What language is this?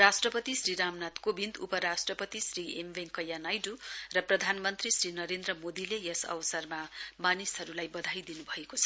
Nepali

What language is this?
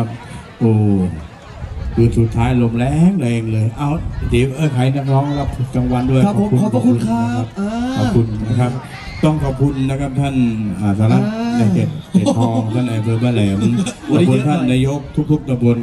Thai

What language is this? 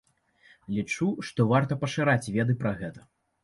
Belarusian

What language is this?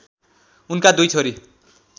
Nepali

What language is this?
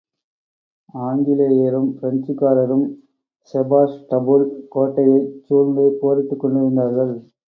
Tamil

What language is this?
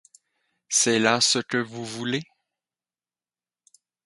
French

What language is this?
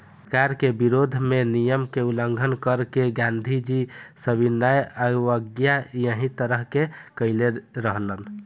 Bhojpuri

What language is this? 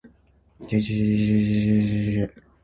Japanese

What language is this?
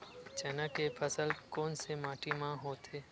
Chhattisgarhi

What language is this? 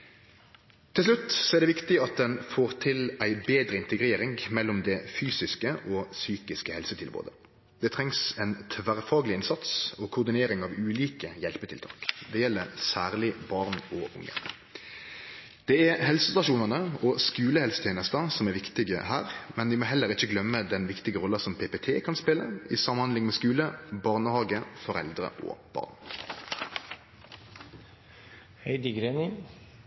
Norwegian Nynorsk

